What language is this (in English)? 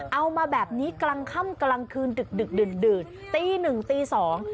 Thai